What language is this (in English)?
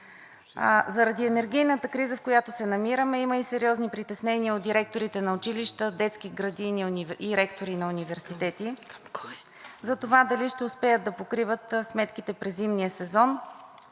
Bulgarian